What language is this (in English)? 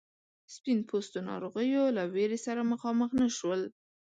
Pashto